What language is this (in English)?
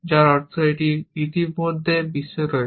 Bangla